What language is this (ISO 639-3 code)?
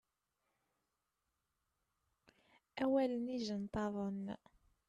kab